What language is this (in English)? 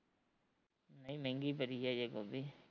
Punjabi